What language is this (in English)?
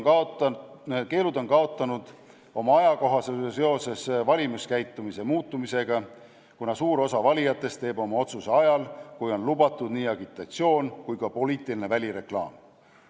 Estonian